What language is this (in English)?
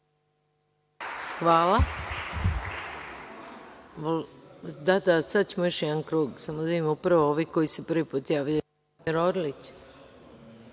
Serbian